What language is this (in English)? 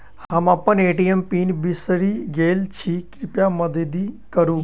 Maithili